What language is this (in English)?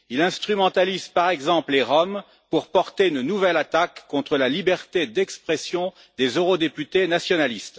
French